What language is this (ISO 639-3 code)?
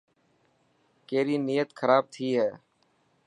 mki